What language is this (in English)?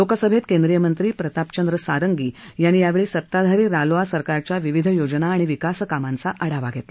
Marathi